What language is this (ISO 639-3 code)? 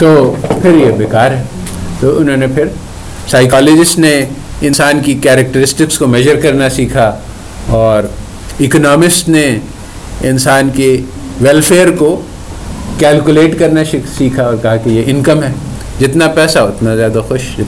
urd